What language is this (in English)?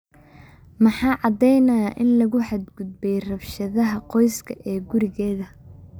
Somali